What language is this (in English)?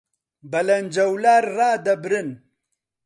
Central Kurdish